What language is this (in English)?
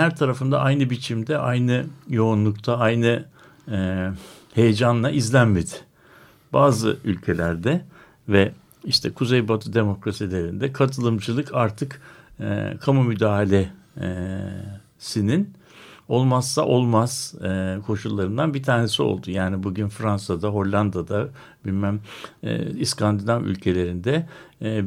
Turkish